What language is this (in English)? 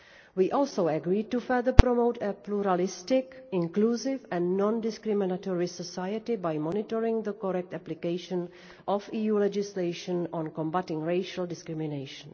English